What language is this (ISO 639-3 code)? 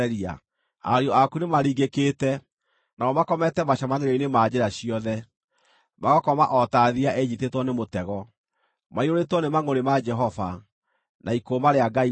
kik